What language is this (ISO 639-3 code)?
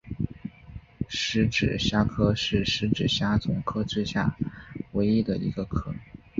zho